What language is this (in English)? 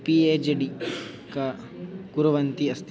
Sanskrit